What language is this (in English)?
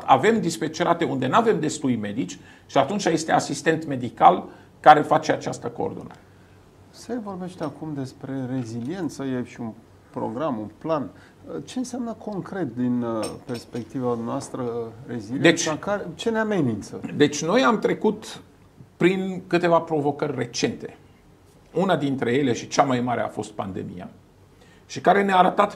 Romanian